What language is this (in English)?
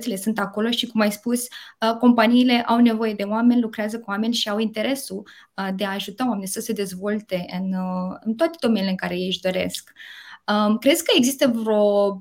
Romanian